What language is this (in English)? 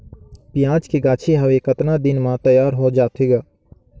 Chhattisgarhi